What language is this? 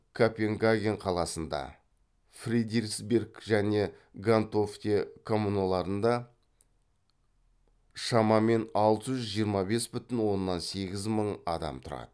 Kazakh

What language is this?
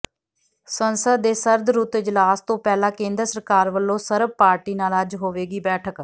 Punjabi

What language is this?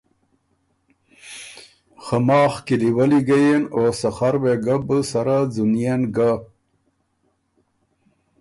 Ormuri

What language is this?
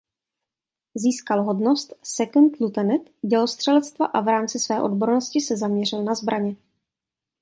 Czech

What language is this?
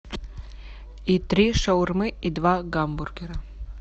Russian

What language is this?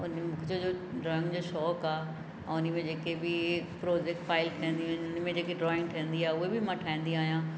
Sindhi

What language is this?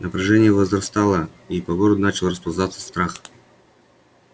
Russian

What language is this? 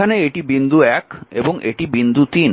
Bangla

